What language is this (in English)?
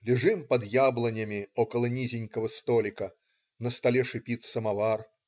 Russian